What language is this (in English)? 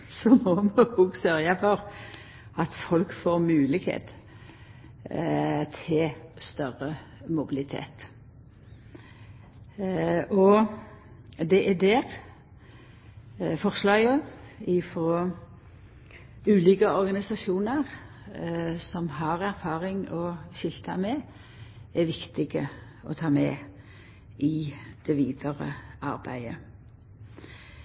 Norwegian Nynorsk